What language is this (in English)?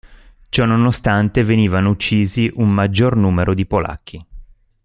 Italian